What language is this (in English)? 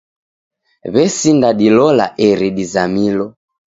Taita